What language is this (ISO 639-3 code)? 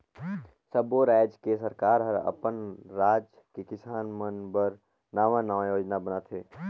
hne